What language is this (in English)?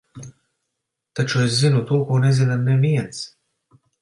Latvian